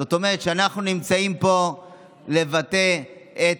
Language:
Hebrew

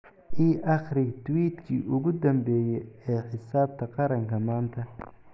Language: Somali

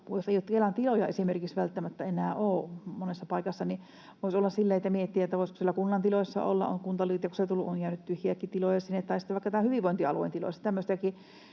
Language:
Finnish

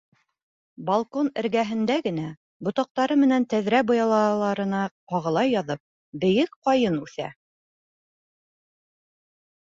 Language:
Bashkir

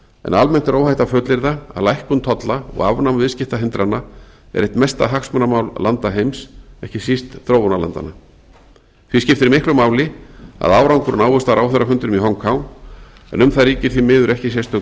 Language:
Icelandic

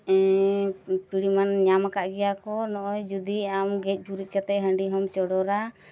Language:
Santali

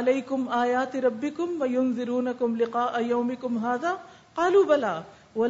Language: Urdu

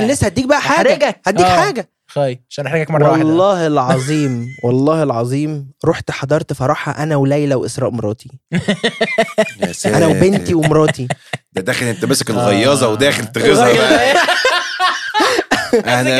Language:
Arabic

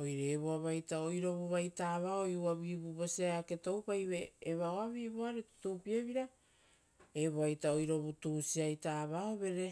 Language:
Rotokas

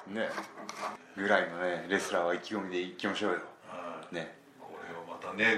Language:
Japanese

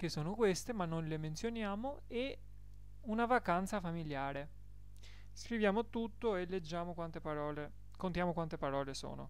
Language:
Italian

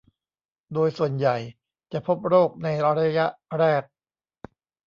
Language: Thai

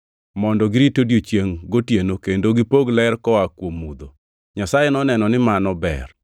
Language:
Luo (Kenya and Tanzania)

